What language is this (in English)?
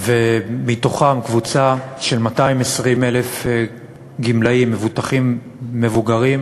Hebrew